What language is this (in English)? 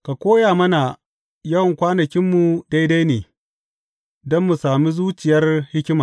Hausa